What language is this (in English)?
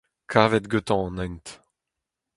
Breton